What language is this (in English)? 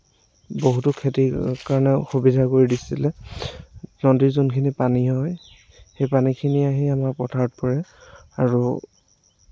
Assamese